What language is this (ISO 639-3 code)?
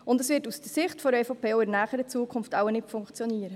gsw